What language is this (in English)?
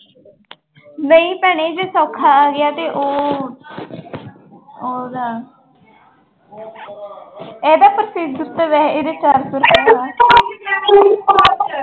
Punjabi